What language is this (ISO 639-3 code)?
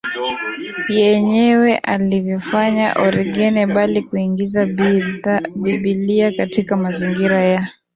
swa